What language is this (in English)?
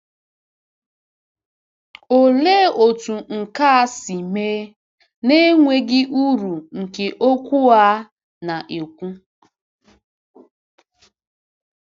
Igbo